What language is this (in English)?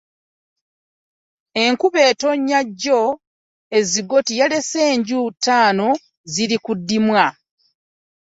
Ganda